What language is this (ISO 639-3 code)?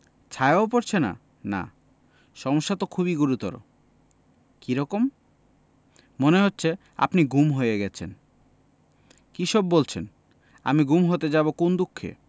ben